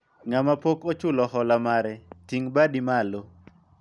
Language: Luo (Kenya and Tanzania)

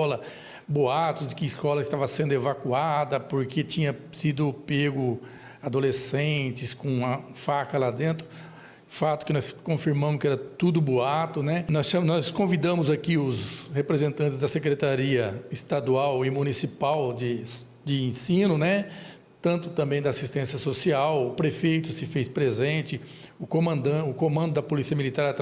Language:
Portuguese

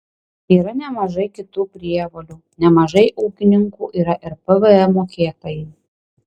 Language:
Lithuanian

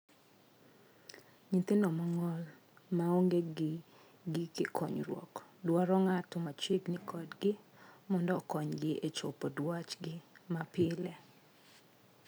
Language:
Luo (Kenya and Tanzania)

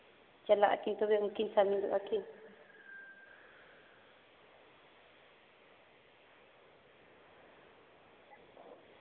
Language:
Santali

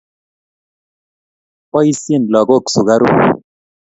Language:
Kalenjin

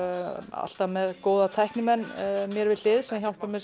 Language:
Icelandic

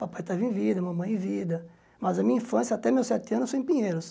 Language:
Portuguese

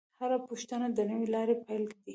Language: Pashto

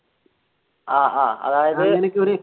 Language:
Malayalam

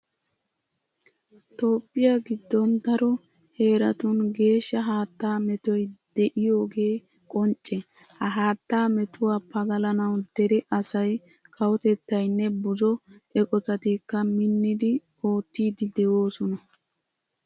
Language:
Wolaytta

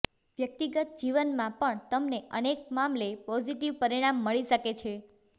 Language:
Gujarati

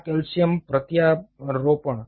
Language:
Gujarati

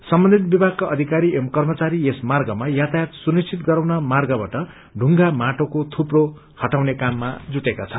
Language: Nepali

